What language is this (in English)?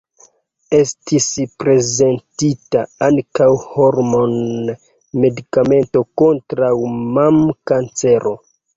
Esperanto